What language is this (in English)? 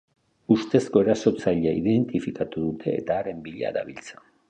Basque